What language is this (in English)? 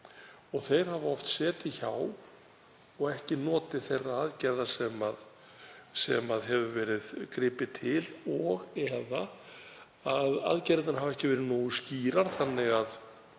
Icelandic